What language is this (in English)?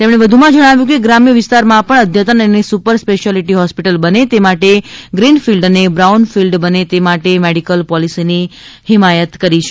Gujarati